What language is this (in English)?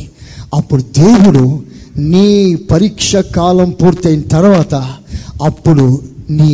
Telugu